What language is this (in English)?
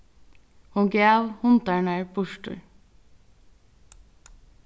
Faroese